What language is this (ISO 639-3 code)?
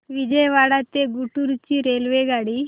mar